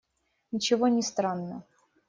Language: Russian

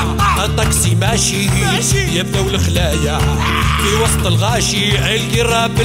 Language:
Arabic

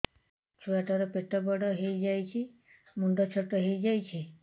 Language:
Odia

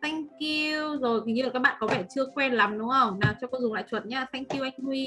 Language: Vietnamese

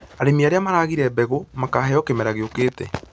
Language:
Kikuyu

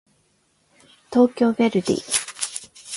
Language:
Japanese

